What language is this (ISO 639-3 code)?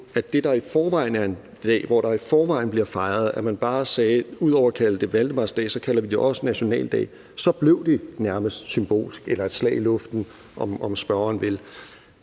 dan